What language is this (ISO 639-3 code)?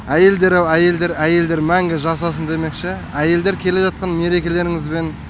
kaz